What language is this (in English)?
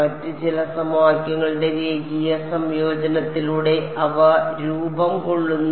Malayalam